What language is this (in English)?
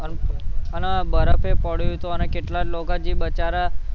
Gujarati